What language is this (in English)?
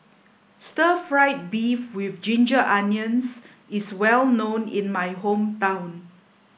English